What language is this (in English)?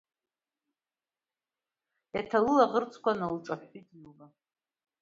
Abkhazian